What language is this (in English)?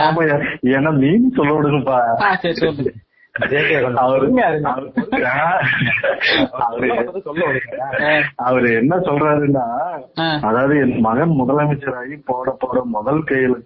Tamil